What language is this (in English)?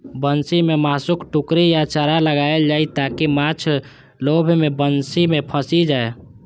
Maithili